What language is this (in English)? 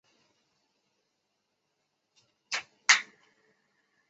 Chinese